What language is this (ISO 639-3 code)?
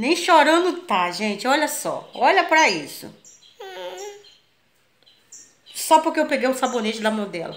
por